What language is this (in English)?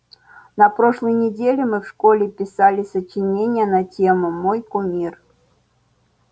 Russian